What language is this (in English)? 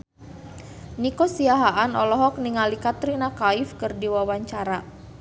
Sundanese